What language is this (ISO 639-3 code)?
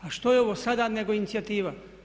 hrv